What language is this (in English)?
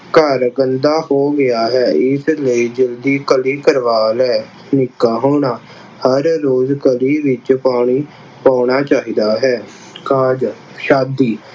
Punjabi